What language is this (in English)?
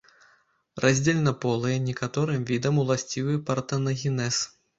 Belarusian